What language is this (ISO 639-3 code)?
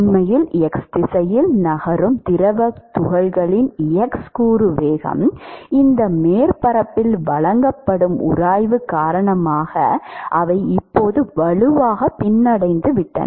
tam